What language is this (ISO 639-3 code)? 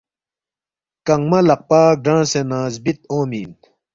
bft